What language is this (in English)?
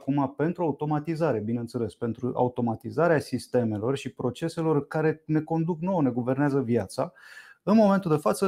Romanian